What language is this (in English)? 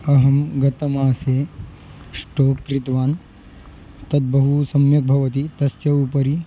Sanskrit